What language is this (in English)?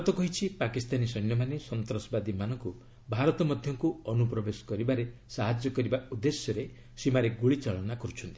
Odia